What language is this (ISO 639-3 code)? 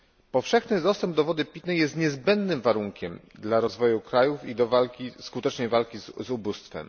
pol